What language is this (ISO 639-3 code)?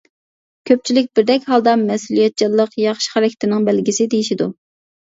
uig